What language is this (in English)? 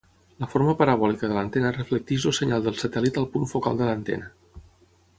Catalan